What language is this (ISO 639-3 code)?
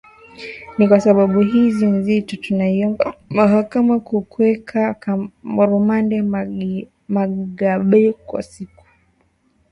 swa